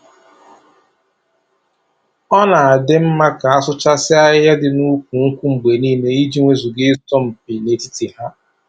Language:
Igbo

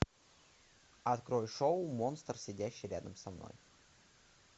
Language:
Russian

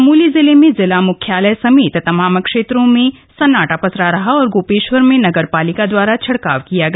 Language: Hindi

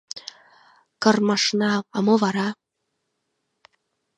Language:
Mari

